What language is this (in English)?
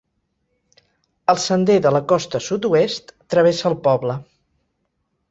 Catalan